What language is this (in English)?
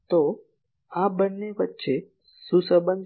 Gujarati